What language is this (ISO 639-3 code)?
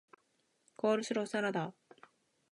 jpn